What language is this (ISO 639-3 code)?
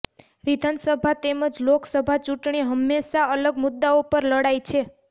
guj